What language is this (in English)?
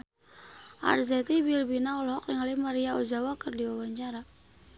Sundanese